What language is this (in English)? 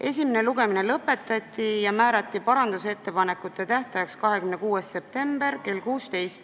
Estonian